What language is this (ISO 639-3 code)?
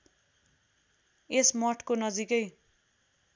nep